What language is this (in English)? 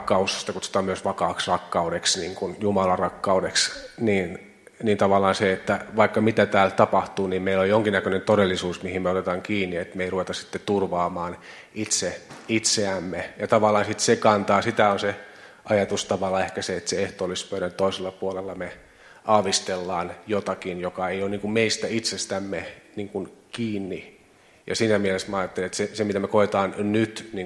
Finnish